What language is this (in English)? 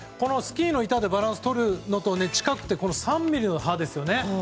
Japanese